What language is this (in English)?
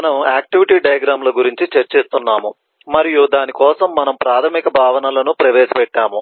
Telugu